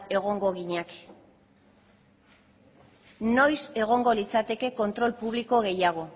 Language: Basque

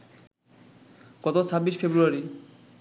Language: Bangla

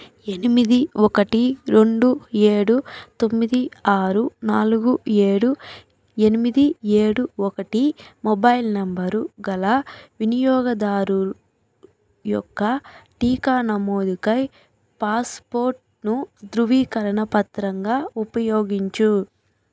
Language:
Telugu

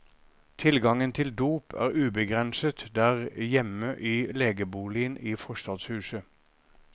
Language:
Norwegian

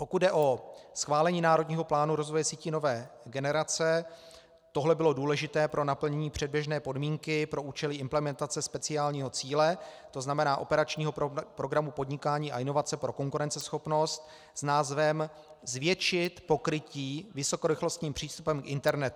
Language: Czech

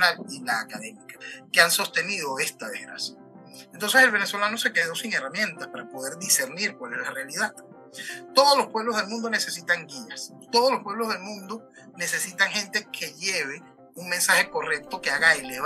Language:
Spanish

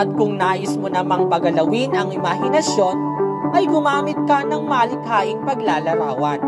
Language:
Filipino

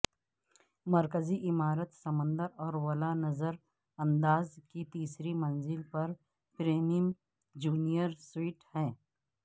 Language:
Urdu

